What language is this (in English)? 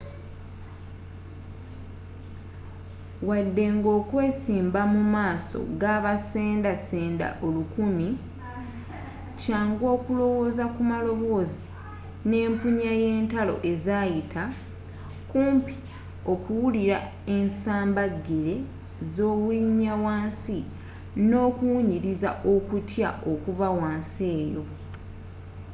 Ganda